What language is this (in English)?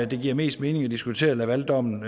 Danish